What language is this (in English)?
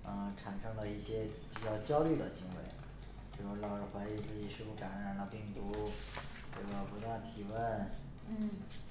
Chinese